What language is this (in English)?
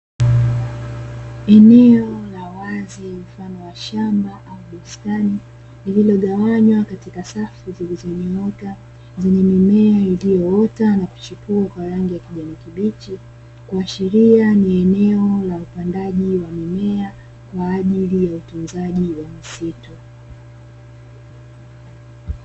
Swahili